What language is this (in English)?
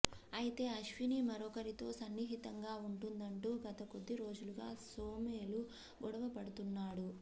Telugu